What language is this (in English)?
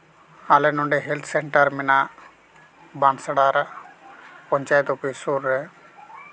Santali